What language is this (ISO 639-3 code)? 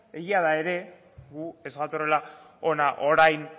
eus